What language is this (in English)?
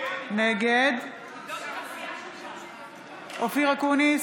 Hebrew